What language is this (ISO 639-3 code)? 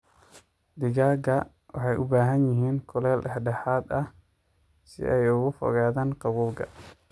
som